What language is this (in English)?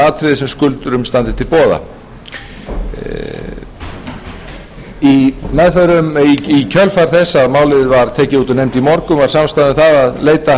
Icelandic